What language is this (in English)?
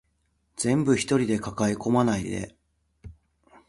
Japanese